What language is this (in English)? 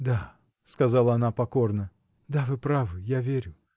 Russian